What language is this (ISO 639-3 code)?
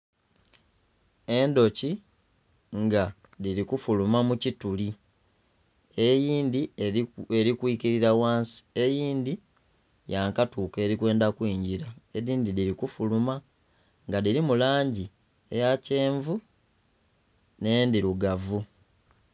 xog